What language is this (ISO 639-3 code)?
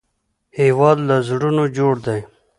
pus